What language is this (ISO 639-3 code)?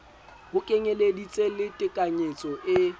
sot